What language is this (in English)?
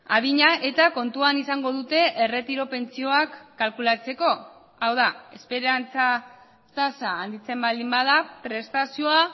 Basque